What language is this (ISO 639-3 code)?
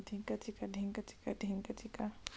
hne